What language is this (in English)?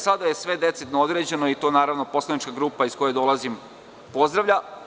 Serbian